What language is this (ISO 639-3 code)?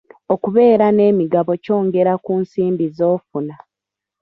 lug